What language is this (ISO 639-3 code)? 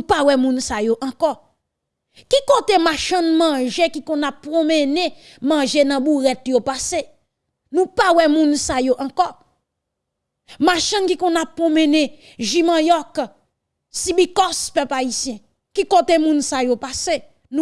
fra